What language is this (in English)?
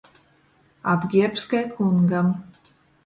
Latgalian